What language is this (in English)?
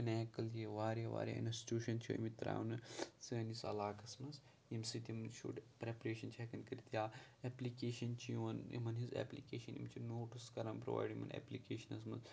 Kashmiri